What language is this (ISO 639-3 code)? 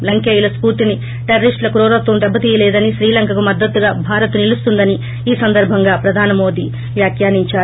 tel